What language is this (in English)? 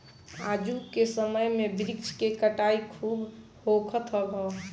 Bhojpuri